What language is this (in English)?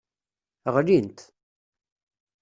Kabyle